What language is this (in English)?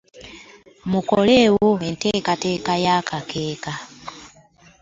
Ganda